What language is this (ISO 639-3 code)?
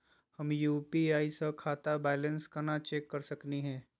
mag